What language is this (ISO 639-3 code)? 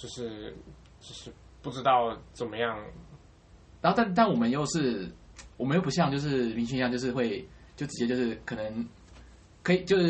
zho